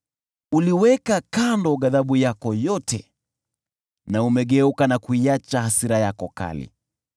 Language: Swahili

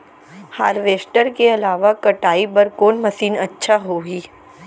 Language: Chhattisgarhi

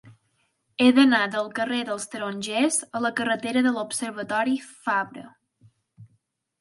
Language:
Catalan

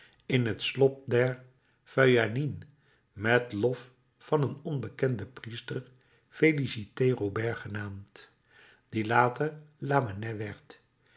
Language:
Dutch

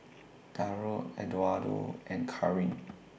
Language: English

